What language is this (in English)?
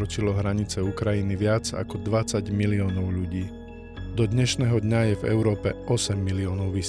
Slovak